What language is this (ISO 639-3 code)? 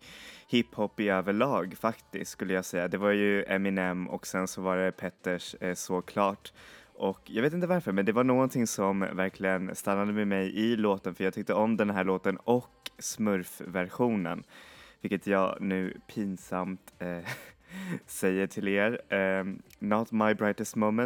swe